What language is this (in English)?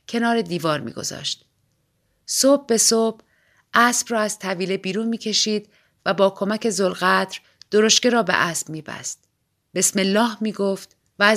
Persian